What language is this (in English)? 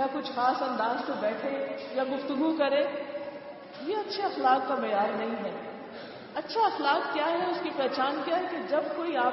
Urdu